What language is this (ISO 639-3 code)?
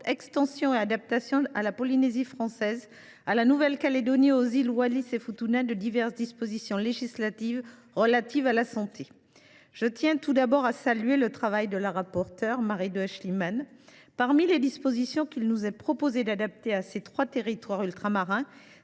fra